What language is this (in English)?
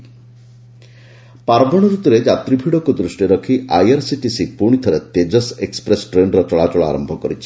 Odia